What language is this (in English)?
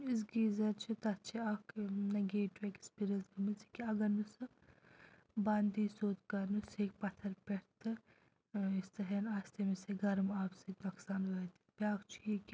Kashmiri